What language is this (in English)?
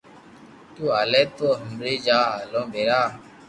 Loarki